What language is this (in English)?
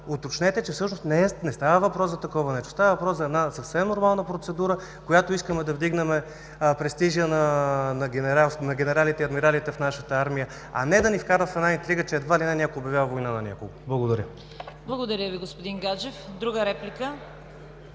Bulgarian